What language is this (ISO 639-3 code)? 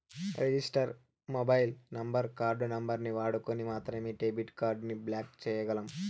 tel